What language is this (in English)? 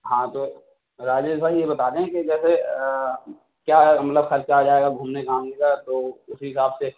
Urdu